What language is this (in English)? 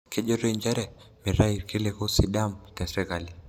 Masai